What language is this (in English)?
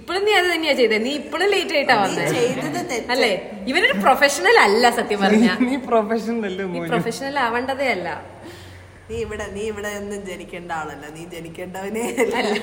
Malayalam